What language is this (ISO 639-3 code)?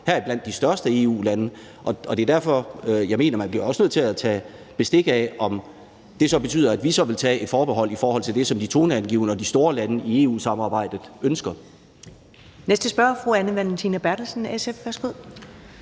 dan